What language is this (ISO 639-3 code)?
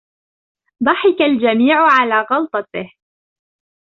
ara